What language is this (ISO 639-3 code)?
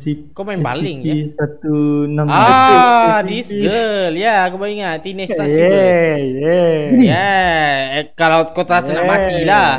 msa